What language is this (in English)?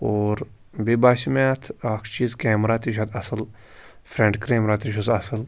Kashmiri